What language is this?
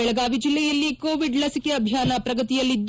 Kannada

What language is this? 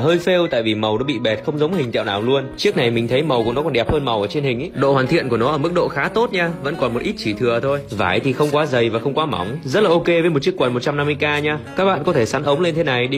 Vietnamese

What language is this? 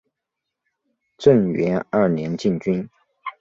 Chinese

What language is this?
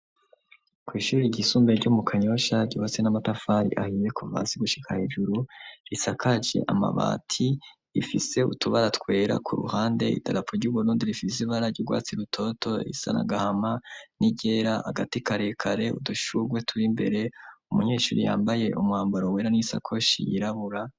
Rundi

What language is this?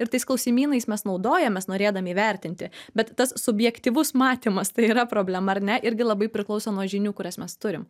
Lithuanian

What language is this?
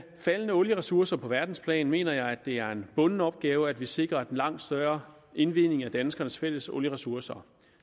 Danish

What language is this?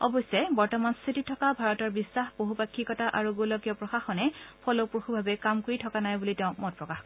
Assamese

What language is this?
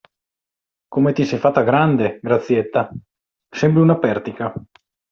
Italian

